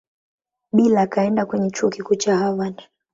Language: Swahili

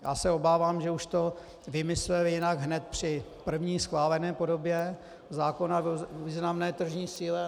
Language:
Czech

